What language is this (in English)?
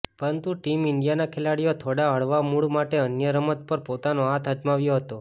Gujarati